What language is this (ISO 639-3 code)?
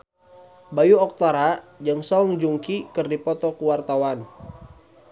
sun